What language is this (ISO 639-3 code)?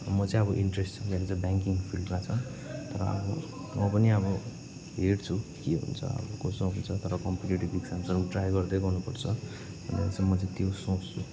nep